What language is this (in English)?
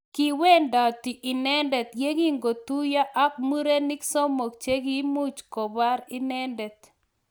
Kalenjin